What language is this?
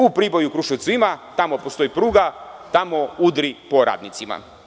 Serbian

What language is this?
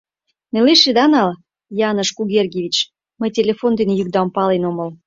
Mari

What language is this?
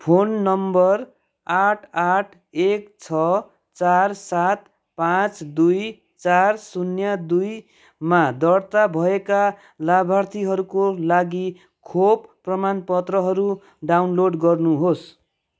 Nepali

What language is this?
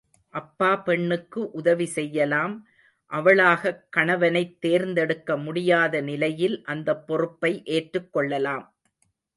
Tamil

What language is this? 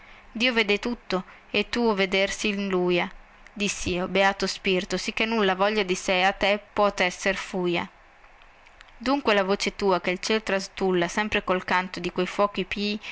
Italian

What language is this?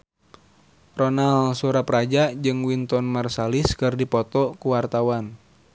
Sundanese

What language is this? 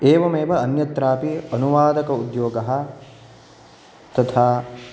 Sanskrit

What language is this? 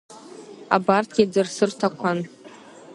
Abkhazian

